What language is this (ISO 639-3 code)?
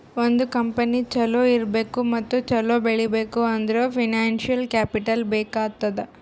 kan